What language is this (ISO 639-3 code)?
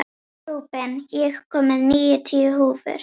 isl